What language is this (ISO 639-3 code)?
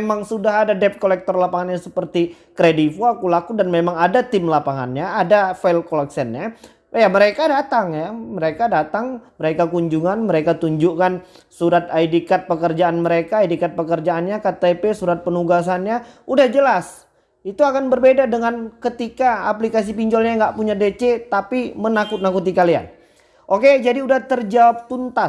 ind